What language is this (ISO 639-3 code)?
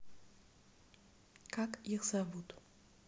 rus